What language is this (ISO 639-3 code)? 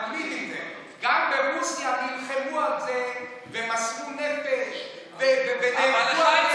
heb